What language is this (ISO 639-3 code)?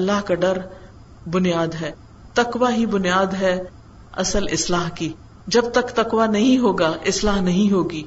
urd